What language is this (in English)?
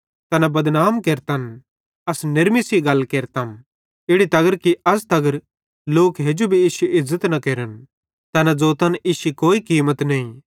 Bhadrawahi